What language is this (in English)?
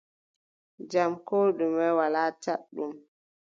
Adamawa Fulfulde